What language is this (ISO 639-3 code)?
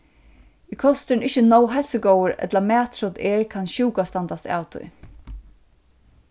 fao